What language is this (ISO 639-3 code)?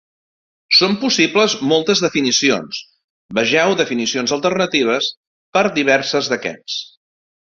cat